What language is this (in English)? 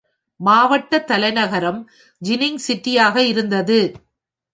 Tamil